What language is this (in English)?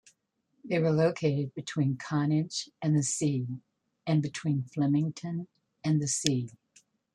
English